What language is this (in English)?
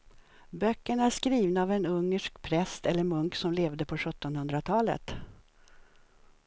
Swedish